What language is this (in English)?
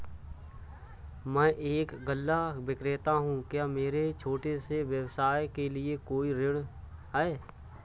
Hindi